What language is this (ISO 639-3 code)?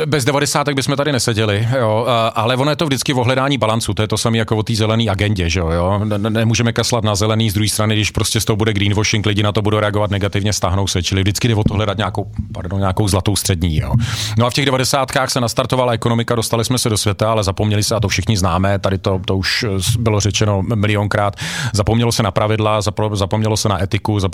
ces